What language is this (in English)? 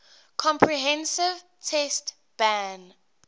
English